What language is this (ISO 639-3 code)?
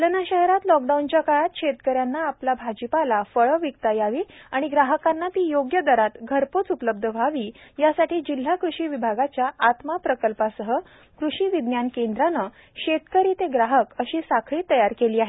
mar